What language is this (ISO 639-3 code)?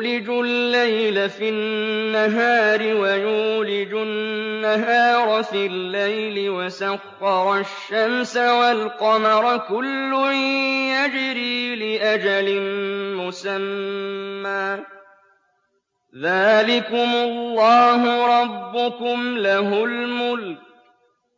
ara